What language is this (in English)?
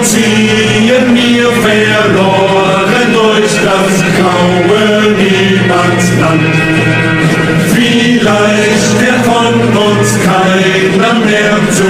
Arabic